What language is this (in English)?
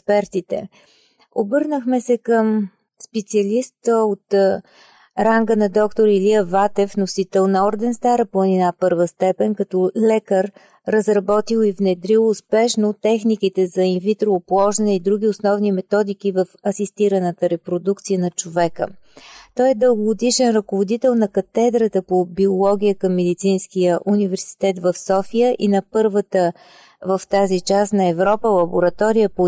Bulgarian